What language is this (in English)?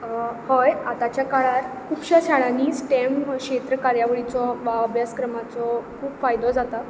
Konkani